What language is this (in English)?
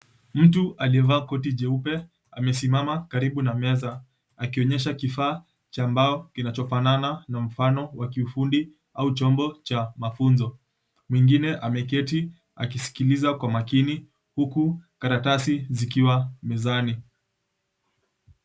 Swahili